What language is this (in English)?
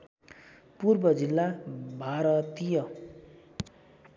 Nepali